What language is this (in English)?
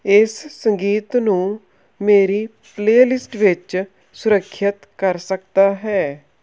Punjabi